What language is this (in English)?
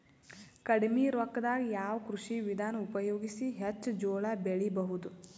Kannada